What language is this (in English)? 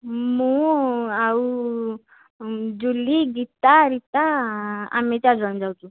Odia